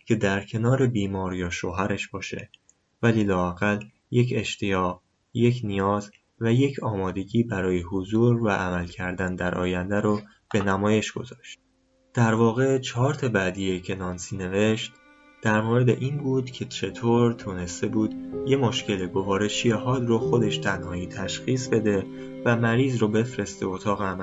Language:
Persian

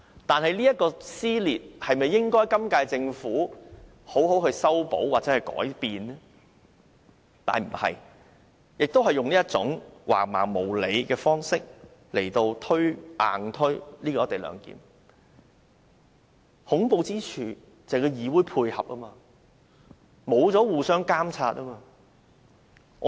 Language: Cantonese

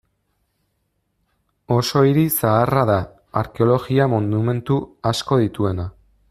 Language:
Basque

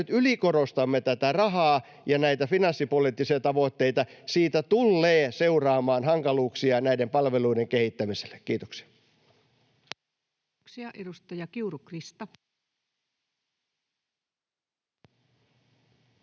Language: Finnish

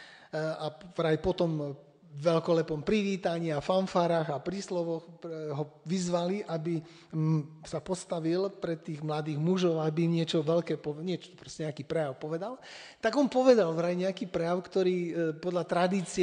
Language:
Slovak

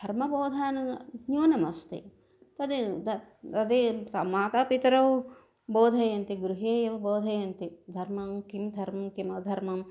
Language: Sanskrit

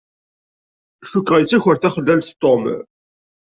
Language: Kabyle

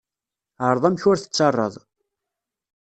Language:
Kabyle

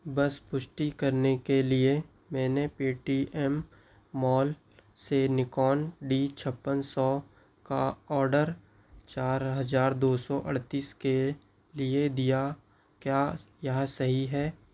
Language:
Hindi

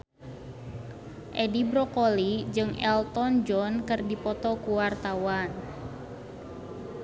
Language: Sundanese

